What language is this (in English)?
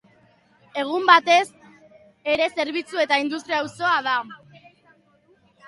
Basque